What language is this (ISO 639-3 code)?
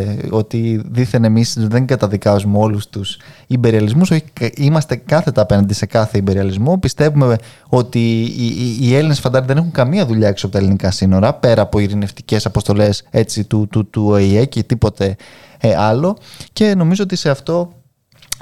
ell